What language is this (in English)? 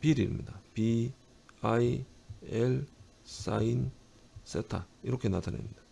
Korean